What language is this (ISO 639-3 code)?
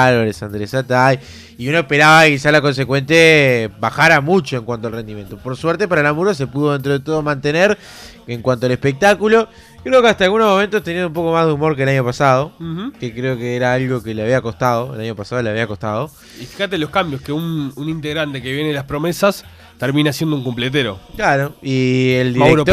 spa